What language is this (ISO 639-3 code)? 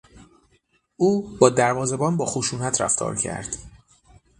fas